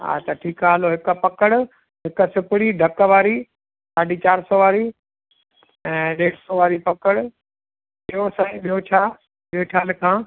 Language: Sindhi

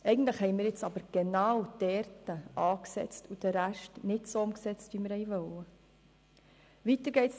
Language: Swiss German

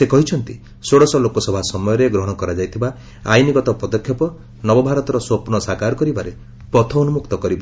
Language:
Odia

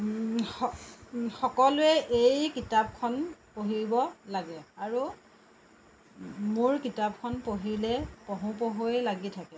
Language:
Assamese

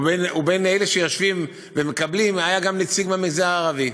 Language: Hebrew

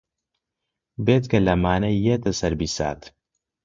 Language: Central Kurdish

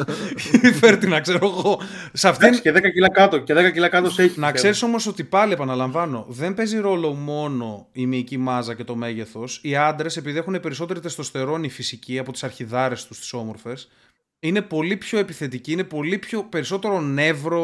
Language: Greek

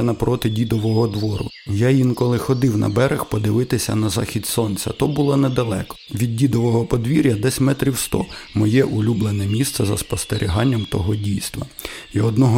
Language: Ukrainian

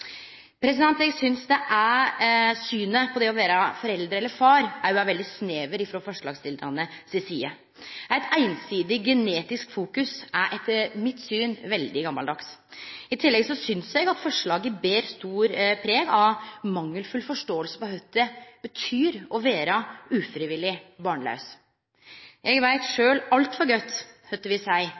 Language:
Norwegian Nynorsk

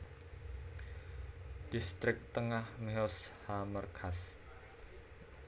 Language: Javanese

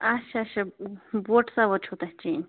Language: Kashmiri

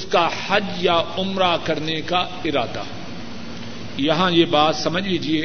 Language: Urdu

